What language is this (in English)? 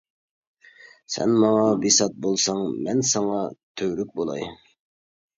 Uyghur